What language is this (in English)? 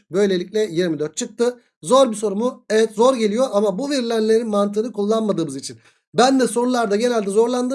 Turkish